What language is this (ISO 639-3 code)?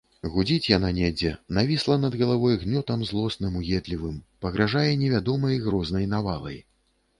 bel